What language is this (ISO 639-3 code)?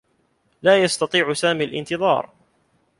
ara